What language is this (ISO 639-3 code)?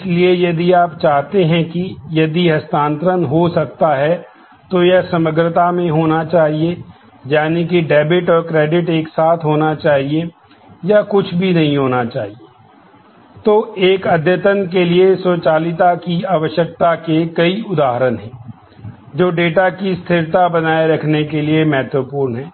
hin